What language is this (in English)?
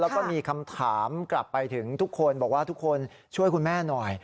Thai